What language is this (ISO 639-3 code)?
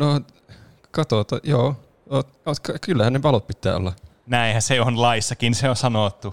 fin